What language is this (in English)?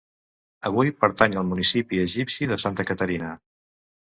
Catalan